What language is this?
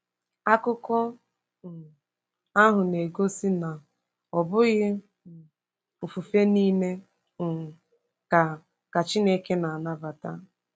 Igbo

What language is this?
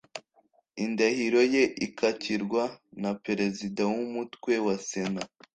Kinyarwanda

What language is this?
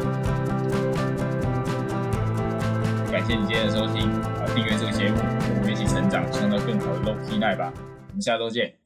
Chinese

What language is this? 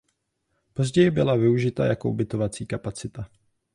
Czech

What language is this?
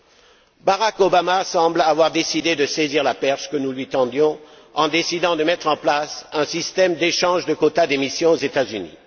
French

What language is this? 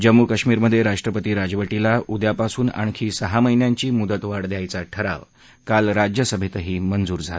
Marathi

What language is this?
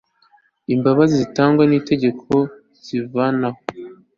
Kinyarwanda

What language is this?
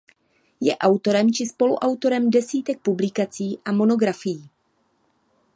Czech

